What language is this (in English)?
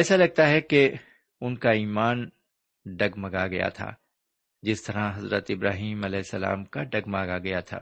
Urdu